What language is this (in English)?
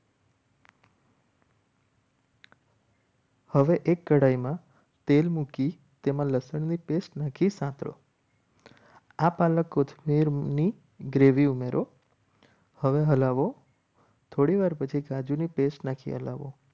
Gujarati